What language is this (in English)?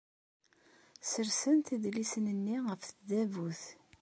Kabyle